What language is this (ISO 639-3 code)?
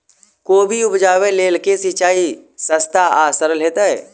mai